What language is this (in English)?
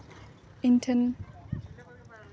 Santali